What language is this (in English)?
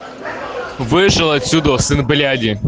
Russian